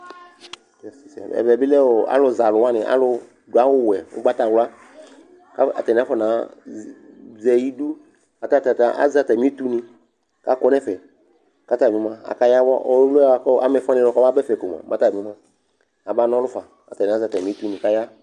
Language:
Ikposo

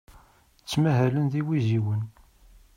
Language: Kabyle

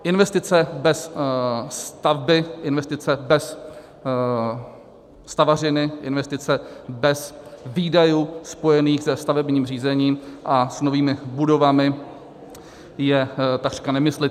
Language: Czech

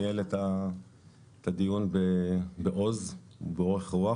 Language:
Hebrew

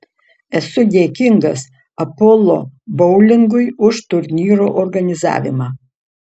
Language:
Lithuanian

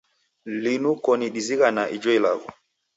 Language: Taita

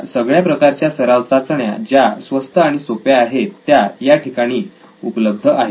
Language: Marathi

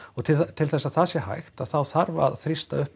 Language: Icelandic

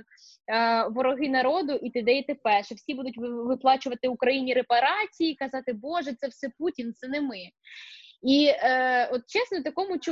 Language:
Ukrainian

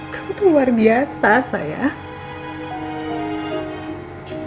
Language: Indonesian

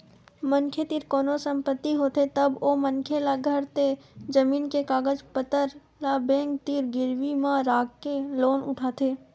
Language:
Chhattisgarhi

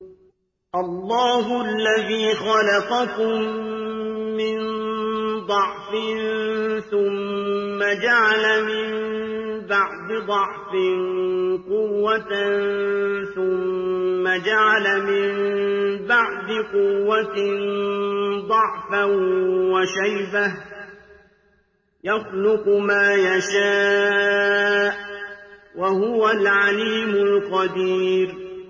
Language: Arabic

